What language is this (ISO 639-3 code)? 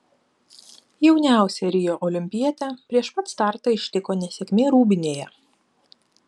lit